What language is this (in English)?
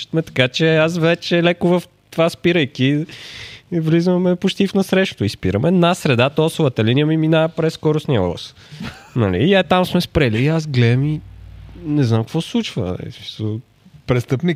Bulgarian